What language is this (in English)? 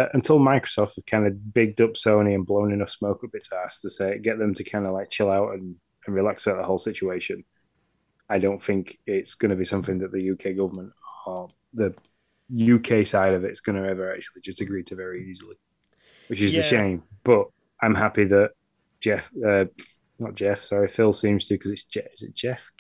English